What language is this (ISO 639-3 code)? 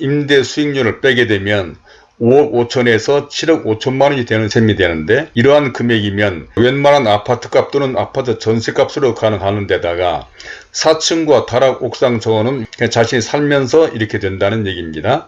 kor